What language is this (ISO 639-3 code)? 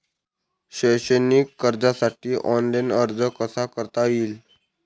mar